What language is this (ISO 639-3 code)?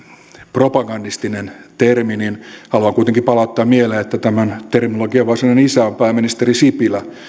fin